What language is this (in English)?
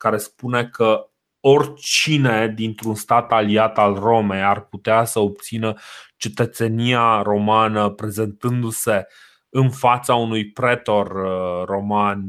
Romanian